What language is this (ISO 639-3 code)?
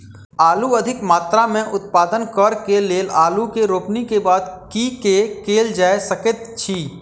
mai